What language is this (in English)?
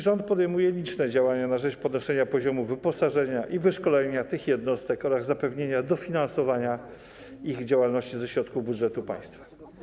Polish